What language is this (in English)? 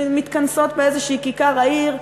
Hebrew